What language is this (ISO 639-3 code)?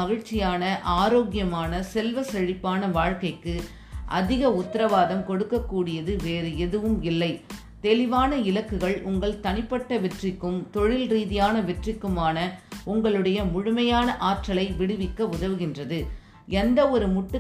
tam